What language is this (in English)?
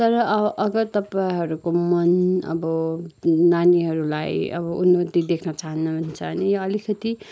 Nepali